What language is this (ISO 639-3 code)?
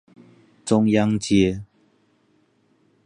zho